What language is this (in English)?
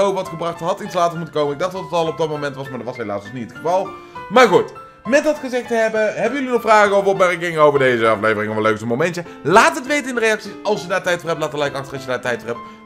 Dutch